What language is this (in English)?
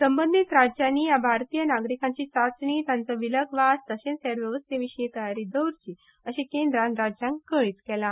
Konkani